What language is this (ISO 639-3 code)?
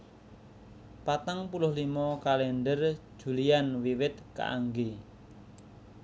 jav